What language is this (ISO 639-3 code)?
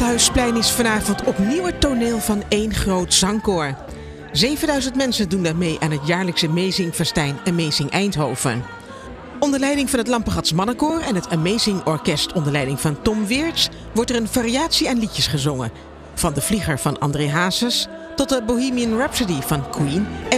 nld